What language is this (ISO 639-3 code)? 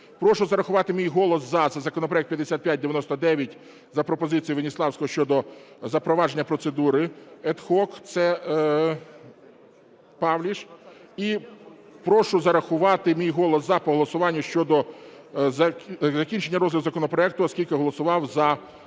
ukr